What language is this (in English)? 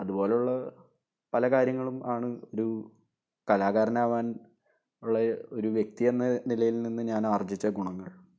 Malayalam